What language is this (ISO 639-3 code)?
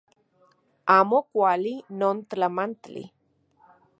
ncx